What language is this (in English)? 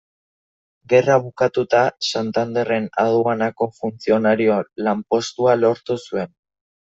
Basque